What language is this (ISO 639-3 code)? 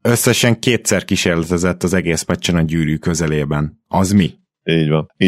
hun